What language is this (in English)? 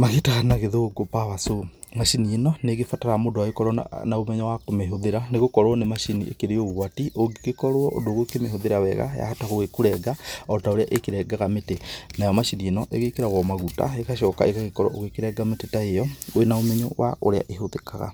Kikuyu